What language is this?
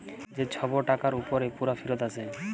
Bangla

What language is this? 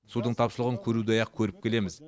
Kazakh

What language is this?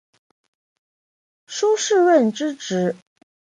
Chinese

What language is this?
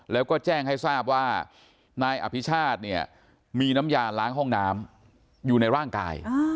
Thai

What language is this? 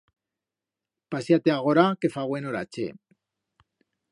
Aragonese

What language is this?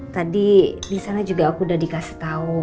Indonesian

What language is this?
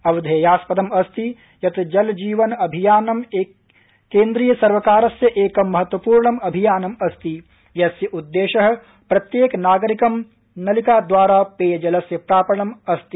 Sanskrit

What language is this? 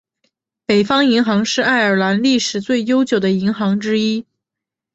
Chinese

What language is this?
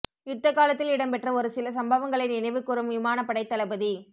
Tamil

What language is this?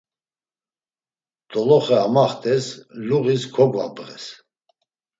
Laz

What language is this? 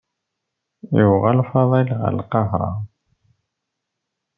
Kabyle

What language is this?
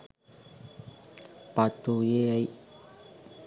Sinhala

